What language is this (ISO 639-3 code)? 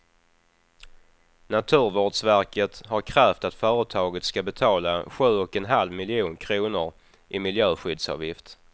swe